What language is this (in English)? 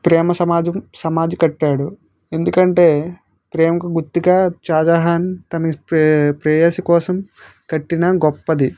Telugu